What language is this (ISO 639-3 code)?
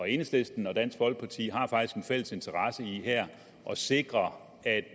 dan